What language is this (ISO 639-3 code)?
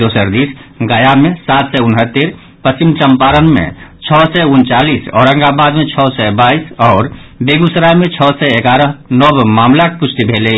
mai